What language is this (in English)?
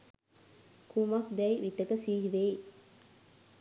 Sinhala